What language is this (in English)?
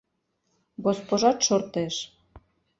Mari